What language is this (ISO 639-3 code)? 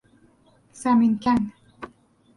fas